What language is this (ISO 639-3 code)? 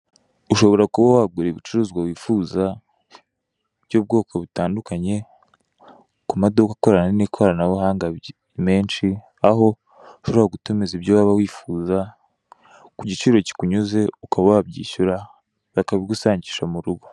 kin